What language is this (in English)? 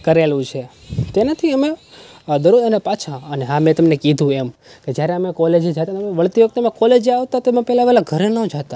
Gujarati